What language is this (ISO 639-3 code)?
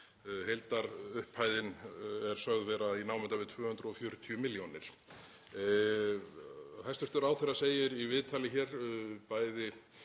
isl